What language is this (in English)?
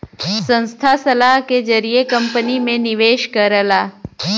Bhojpuri